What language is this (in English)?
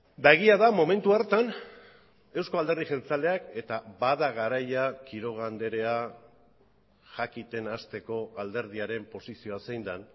Basque